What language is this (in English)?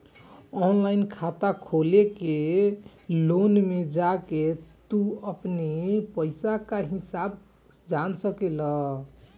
Bhojpuri